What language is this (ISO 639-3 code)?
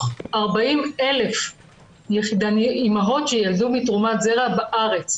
heb